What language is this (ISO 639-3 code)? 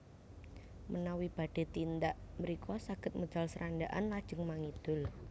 jav